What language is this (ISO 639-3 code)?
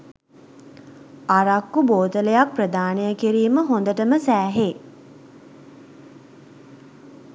sin